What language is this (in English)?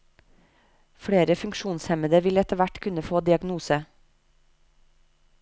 Norwegian